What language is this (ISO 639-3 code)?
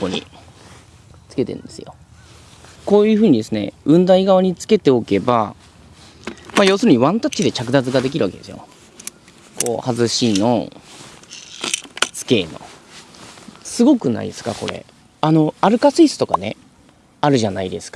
jpn